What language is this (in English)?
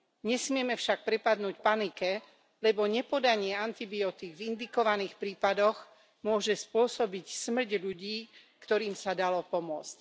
Slovak